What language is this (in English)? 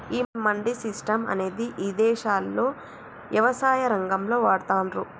Telugu